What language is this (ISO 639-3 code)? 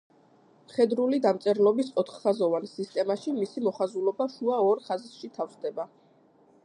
kat